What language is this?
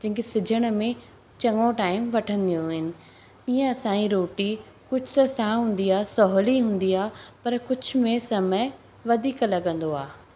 Sindhi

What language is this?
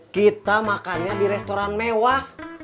Indonesian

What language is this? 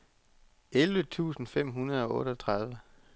Danish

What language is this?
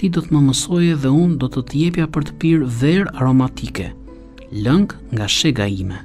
Romanian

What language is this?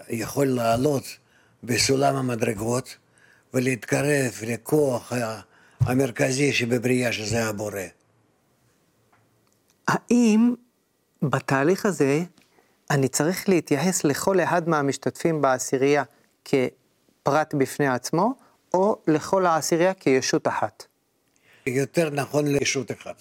Hebrew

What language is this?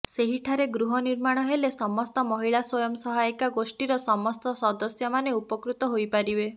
Odia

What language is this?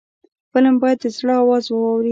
Pashto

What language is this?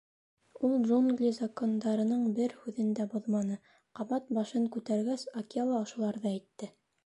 Bashkir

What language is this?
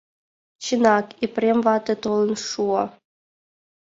Mari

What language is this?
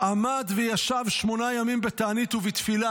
Hebrew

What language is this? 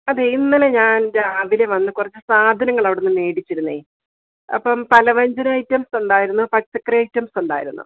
Malayalam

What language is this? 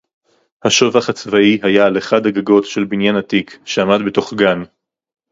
Hebrew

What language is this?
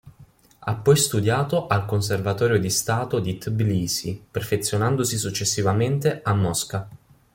Italian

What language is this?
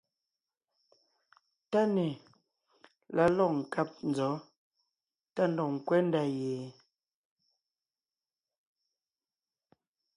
Ngiemboon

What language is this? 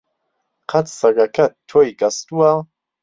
Central Kurdish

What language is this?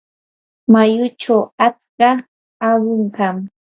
Yanahuanca Pasco Quechua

